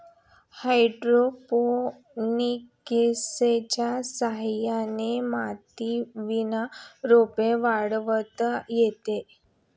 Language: Marathi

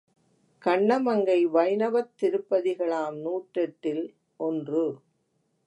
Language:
Tamil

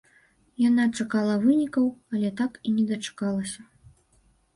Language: Belarusian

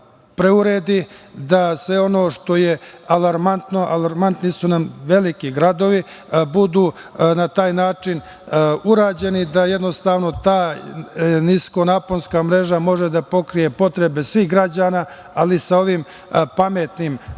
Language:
Serbian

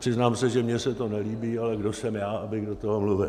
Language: Czech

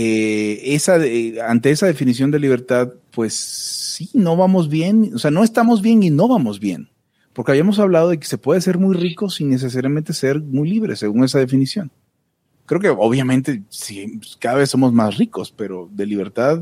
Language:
Spanish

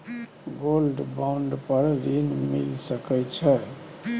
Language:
Maithili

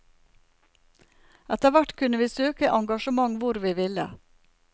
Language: Norwegian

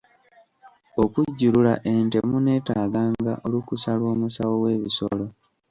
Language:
Ganda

